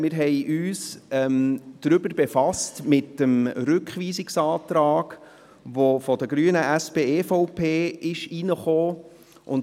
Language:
Swiss German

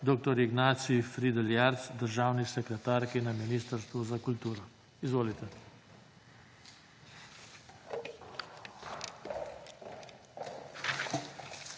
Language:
Slovenian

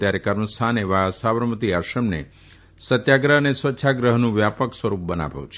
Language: Gujarati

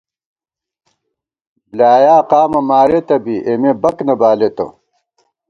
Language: Gawar-Bati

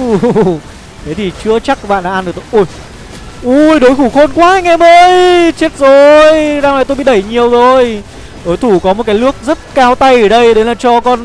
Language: Vietnamese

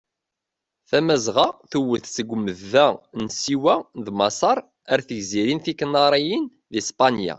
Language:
Kabyle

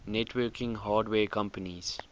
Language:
English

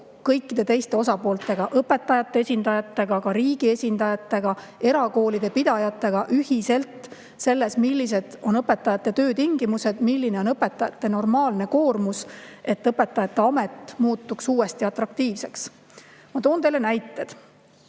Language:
Estonian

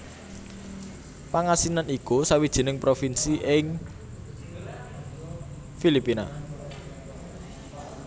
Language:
Javanese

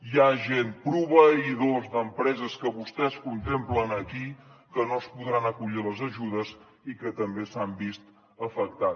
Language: Catalan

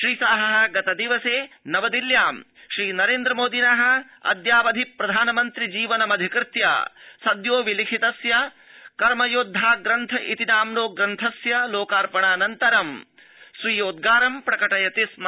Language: Sanskrit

